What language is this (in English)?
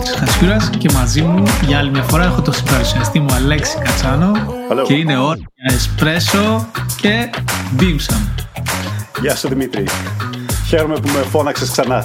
Greek